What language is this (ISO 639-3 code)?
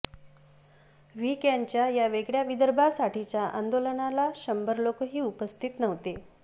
mar